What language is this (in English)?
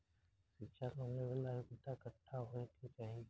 Bhojpuri